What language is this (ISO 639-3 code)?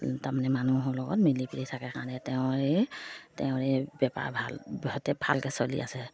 asm